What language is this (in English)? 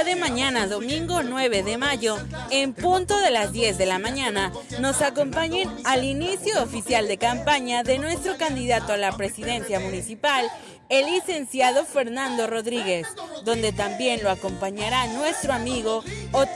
Spanish